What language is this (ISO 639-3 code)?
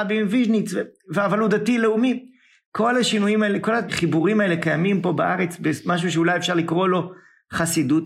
heb